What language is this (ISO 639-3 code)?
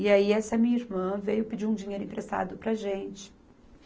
por